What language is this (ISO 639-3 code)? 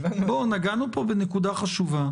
heb